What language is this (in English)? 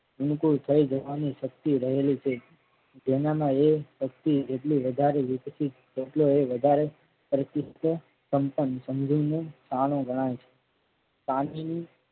Gujarati